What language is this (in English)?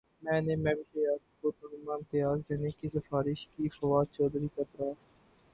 Urdu